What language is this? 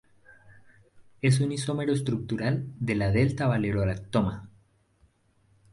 Spanish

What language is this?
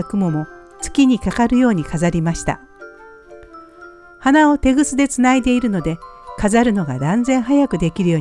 Japanese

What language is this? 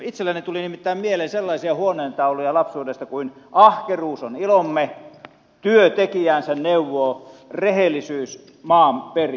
Finnish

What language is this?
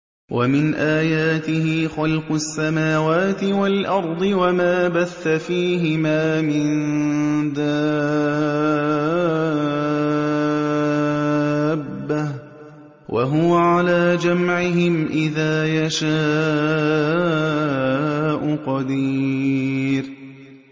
Arabic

